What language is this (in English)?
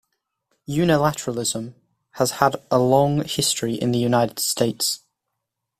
English